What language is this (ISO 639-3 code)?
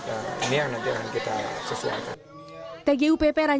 ind